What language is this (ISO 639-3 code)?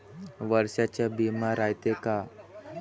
mar